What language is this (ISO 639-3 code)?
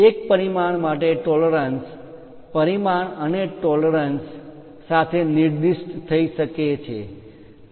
guj